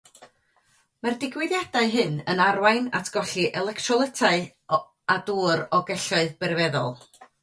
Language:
Welsh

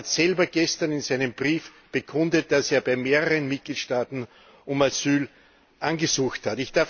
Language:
German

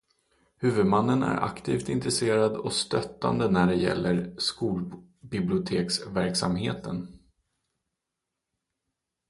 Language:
Swedish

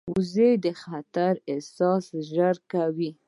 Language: Pashto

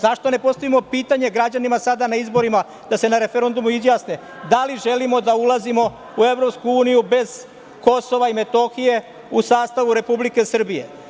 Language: Serbian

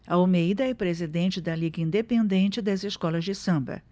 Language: Portuguese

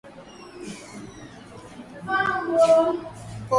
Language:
Swahili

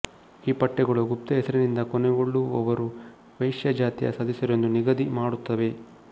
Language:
Kannada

